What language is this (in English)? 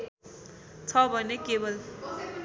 Nepali